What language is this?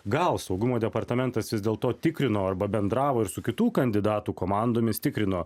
Lithuanian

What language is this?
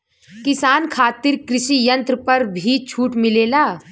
Bhojpuri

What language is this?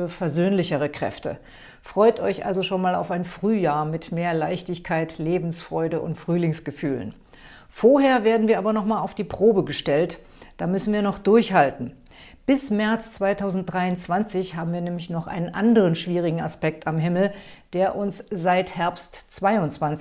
German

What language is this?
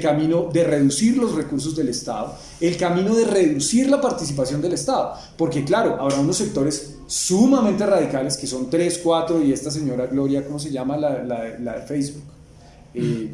Spanish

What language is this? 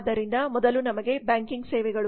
Kannada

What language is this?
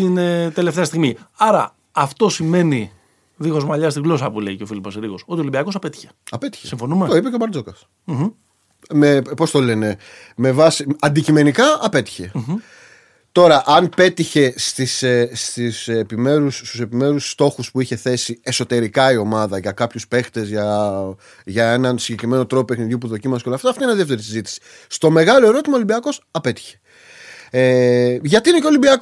Greek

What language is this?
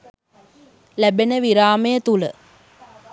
Sinhala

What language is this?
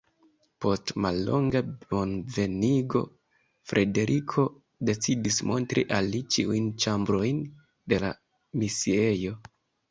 Esperanto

